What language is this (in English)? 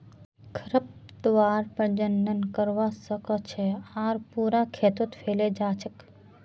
Magahi